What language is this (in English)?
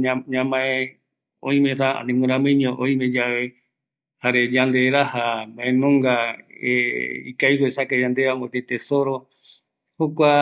Eastern Bolivian Guaraní